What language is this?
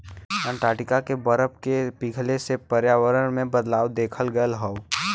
Bhojpuri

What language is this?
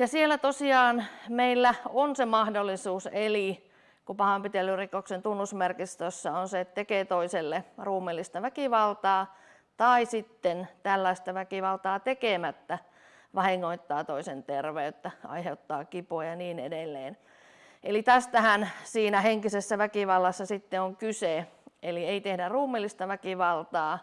Finnish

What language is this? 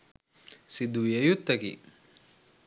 Sinhala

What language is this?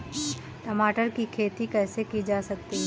Hindi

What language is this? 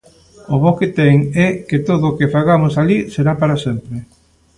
Galician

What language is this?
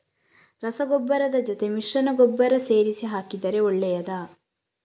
Kannada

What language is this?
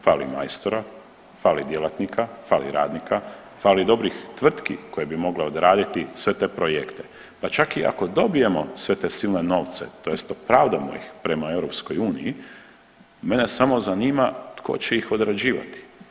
Croatian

